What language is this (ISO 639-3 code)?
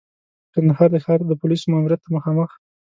pus